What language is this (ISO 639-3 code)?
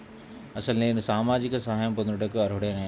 tel